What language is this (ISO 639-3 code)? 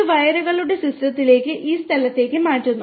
mal